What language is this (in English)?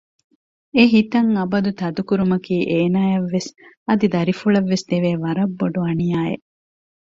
Divehi